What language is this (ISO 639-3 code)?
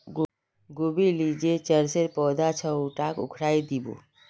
mag